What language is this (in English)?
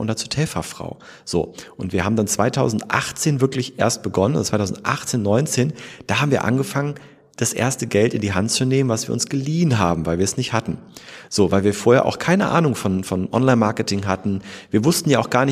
German